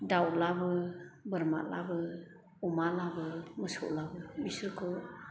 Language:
Bodo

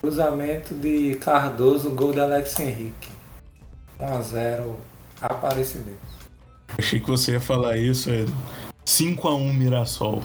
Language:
Portuguese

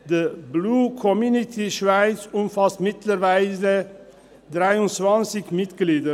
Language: Swiss German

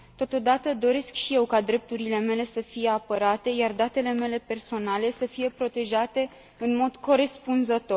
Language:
Romanian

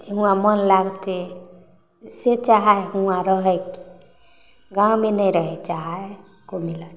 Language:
Maithili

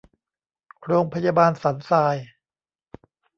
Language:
Thai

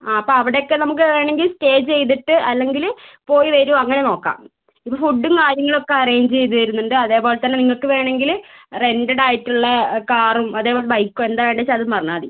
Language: Malayalam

